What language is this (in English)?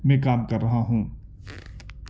Urdu